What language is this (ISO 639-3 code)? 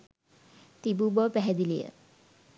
sin